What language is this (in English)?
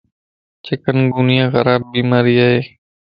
Lasi